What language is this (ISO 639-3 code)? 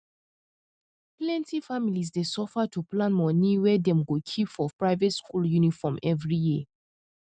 pcm